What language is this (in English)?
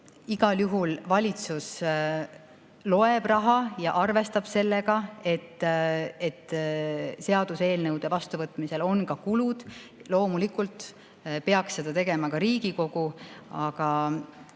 Estonian